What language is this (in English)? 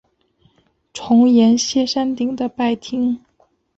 Chinese